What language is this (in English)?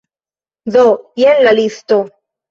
Esperanto